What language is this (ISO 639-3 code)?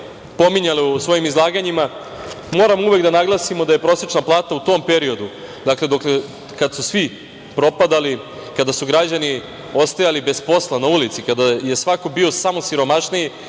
srp